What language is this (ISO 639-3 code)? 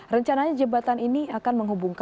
ind